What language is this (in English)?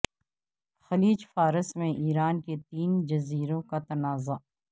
Urdu